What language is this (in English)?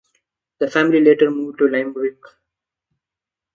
English